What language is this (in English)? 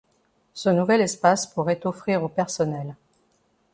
French